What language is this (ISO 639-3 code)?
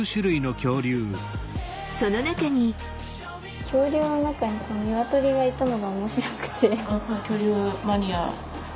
jpn